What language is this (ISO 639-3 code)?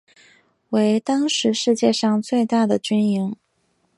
zho